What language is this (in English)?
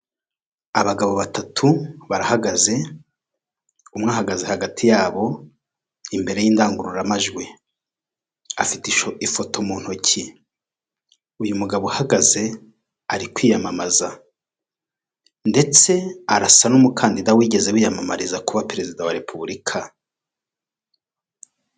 Kinyarwanda